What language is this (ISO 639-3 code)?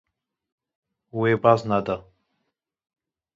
kur